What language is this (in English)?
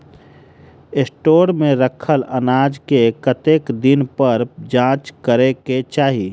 Maithili